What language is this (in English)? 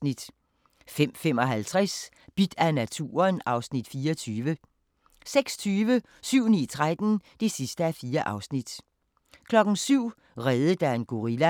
Danish